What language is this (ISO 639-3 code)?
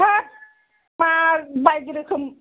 brx